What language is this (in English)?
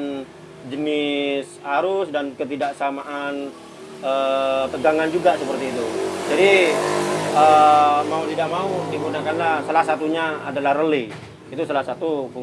Indonesian